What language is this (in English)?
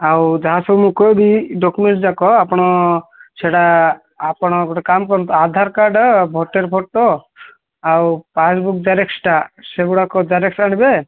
Odia